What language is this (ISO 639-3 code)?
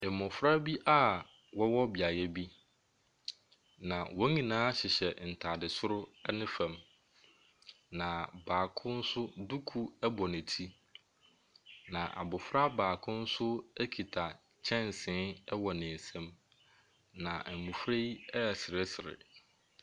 aka